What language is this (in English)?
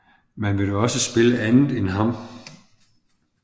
Danish